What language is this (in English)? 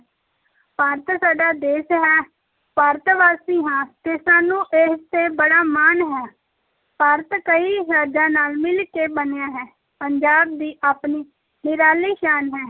Punjabi